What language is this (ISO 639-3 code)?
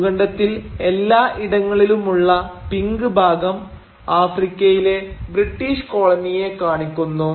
mal